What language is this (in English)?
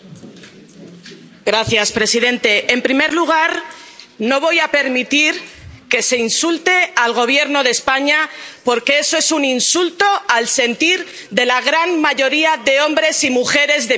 Spanish